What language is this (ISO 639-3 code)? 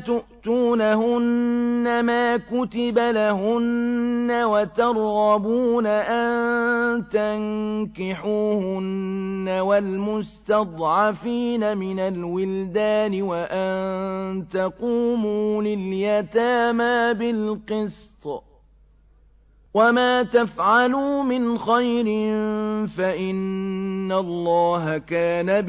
ara